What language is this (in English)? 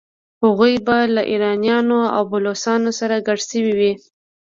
Pashto